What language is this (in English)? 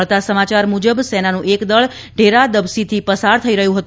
Gujarati